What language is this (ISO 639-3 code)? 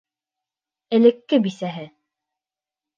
bak